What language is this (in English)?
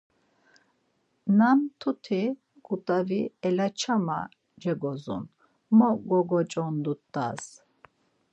Laz